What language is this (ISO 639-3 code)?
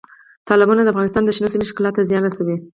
pus